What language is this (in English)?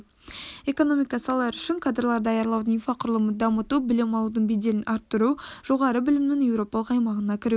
Kazakh